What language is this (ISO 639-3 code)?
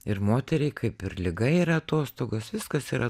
lit